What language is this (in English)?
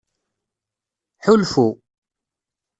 Kabyle